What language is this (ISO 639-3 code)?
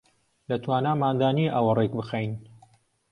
ckb